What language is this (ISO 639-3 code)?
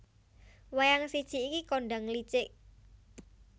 jav